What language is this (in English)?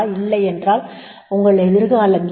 Tamil